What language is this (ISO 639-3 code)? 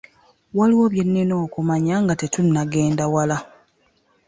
lug